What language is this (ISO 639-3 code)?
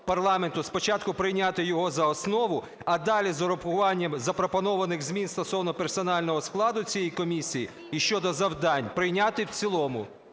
ukr